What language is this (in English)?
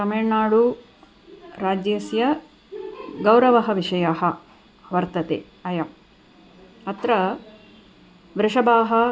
Sanskrit